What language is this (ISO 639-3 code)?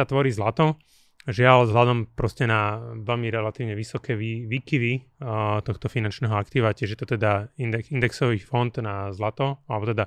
slk